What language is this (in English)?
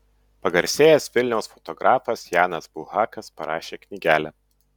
Lithuanian